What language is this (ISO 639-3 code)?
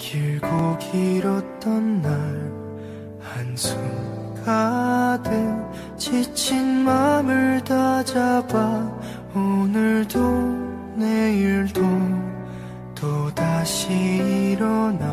kor